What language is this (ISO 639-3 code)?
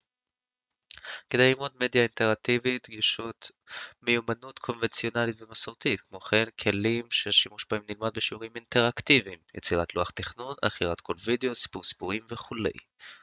heb